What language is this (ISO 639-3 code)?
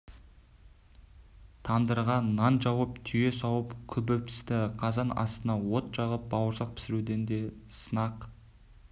kaz